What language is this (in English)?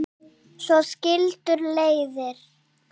Icelandic